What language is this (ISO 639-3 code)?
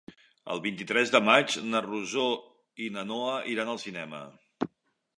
cat